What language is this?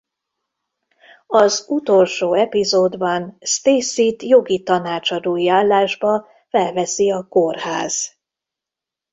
Hungarian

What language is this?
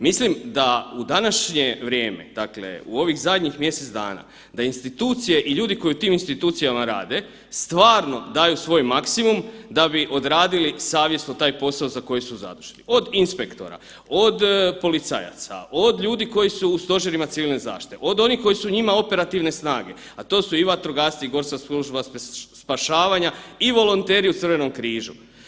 Croatian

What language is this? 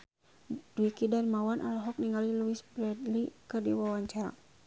Sundanese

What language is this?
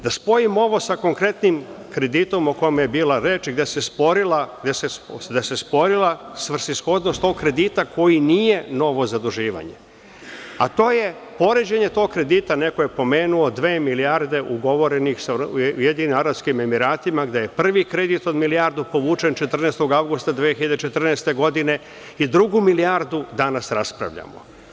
Serbian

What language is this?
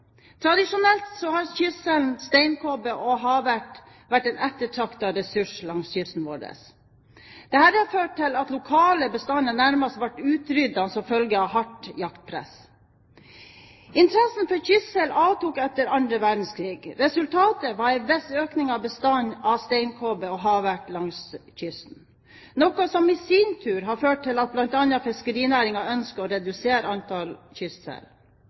Norwegian Bokmål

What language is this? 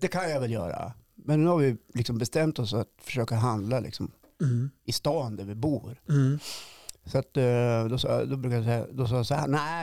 Swedish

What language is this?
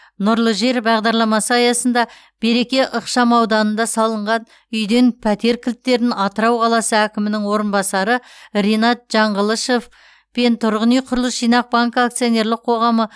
Kazakh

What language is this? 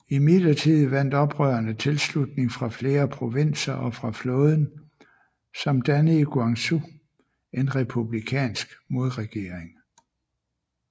Danish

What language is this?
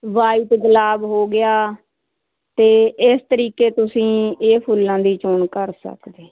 Punjabi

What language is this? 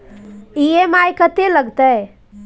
Maithili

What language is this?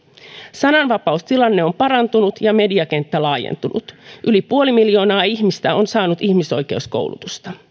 Finnish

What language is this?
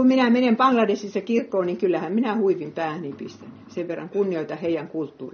Finnish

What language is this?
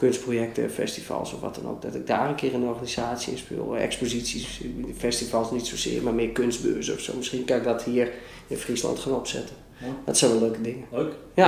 Dutch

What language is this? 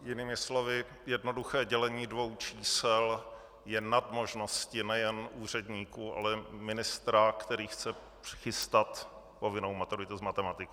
Czech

